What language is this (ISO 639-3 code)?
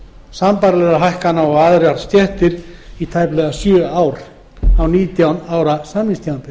isl